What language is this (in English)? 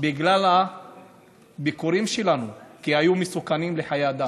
Hebrew